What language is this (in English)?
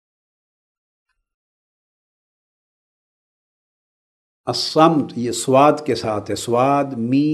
Urdu